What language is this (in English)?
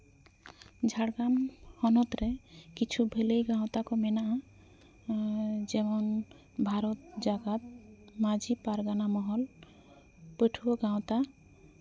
Santali